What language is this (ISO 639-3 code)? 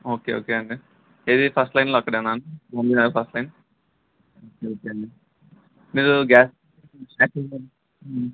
tel